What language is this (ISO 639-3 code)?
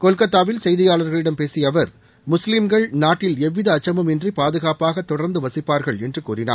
tam